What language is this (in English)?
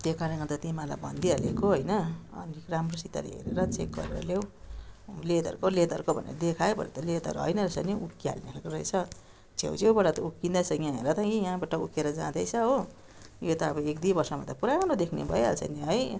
Nepali